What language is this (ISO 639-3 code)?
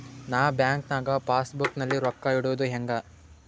kan